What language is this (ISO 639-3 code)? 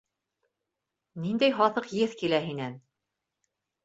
bak